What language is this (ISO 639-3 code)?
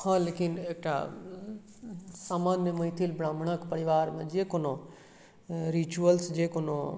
mai